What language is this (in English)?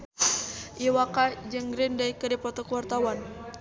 Sundanese